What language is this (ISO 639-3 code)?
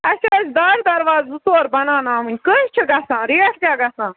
kas